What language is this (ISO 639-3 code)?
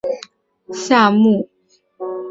zho